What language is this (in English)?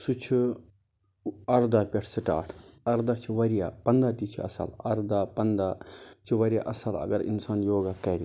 Kashmiri